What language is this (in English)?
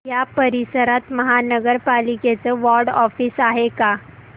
Marathi